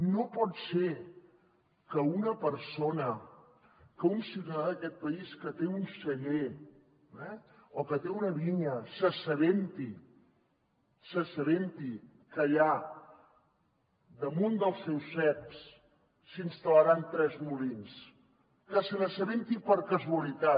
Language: Catalan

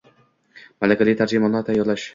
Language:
Uzbek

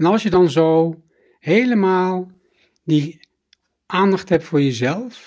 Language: Dutch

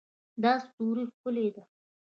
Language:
Pashto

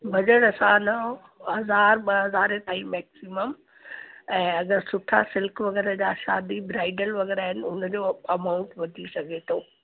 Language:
Sindhi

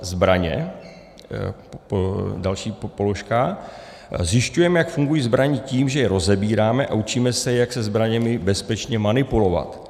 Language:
Czech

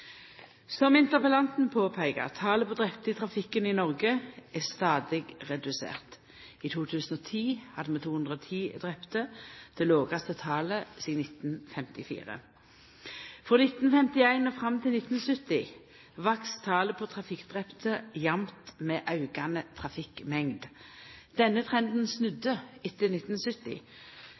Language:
Norwegian Nynorsk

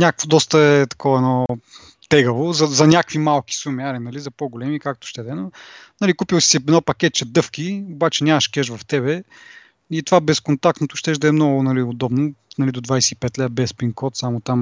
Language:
Bulgarian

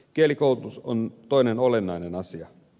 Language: Finnish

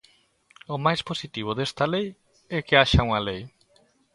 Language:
Galician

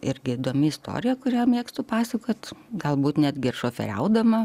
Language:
Lithuanian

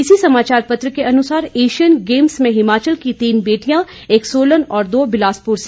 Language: Hindi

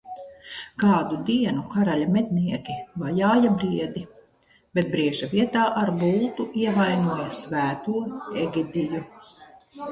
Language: Latvian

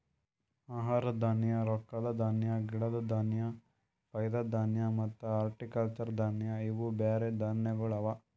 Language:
Kannada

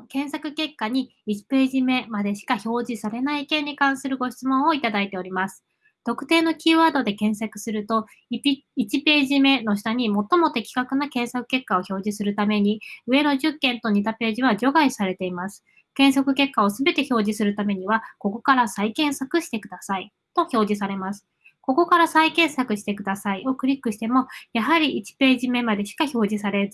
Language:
Japanese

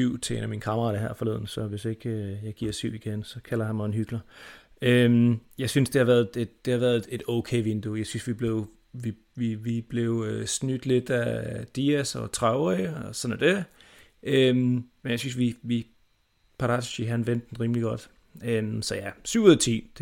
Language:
Danish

